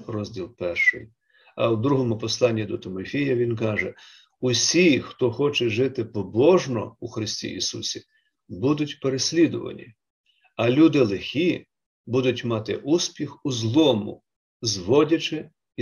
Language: Ukrainian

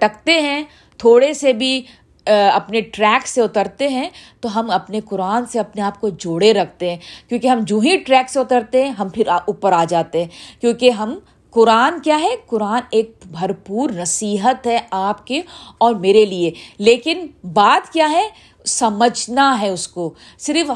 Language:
Urdu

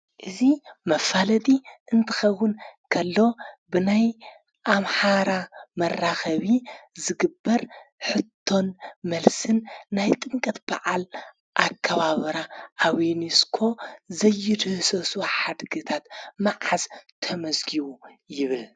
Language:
Tigrinya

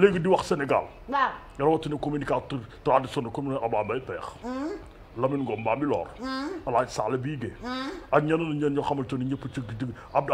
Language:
Romanian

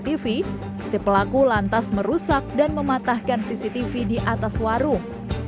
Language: Indonesian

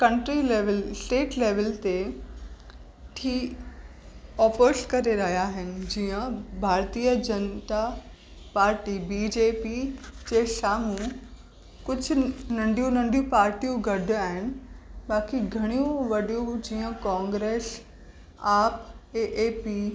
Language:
Sindhi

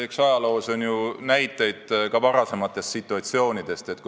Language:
Estonian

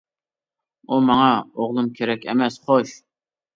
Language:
Uyghur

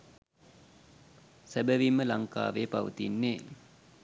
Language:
Sinhala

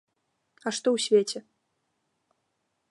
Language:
Belarusian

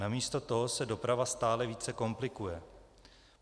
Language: Czech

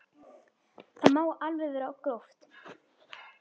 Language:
Icelandic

